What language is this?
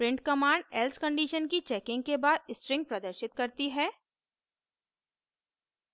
Hindi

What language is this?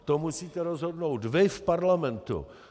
Czech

